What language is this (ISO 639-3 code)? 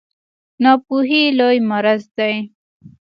pus